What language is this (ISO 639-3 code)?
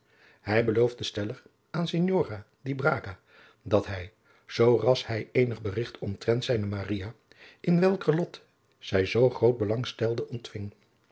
nld